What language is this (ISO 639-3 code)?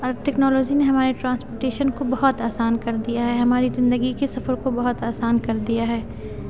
urd